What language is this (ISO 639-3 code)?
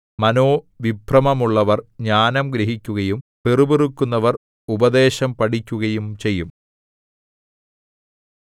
mal